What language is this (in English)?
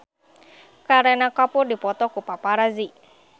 Sundanese